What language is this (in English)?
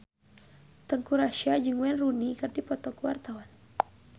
Sundanese